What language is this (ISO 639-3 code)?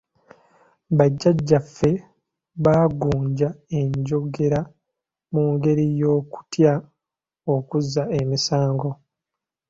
lug